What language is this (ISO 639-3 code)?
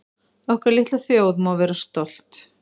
isl